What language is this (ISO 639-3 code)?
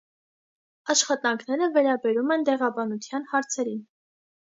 hye